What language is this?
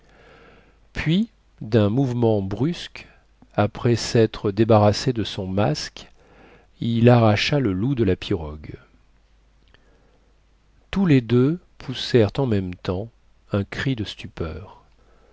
French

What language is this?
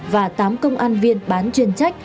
Vietnamese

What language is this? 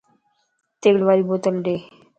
Lasi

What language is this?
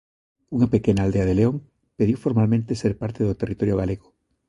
Galician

